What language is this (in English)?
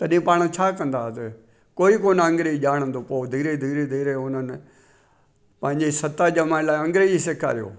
Sindhi